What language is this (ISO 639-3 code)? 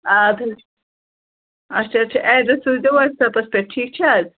kas